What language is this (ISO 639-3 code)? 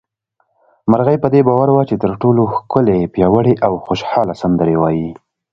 pus